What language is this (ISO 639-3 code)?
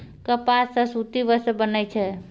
mai